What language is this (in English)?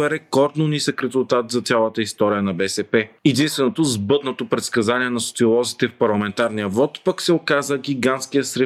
Bulgarian